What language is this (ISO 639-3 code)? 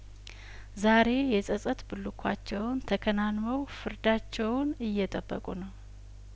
amh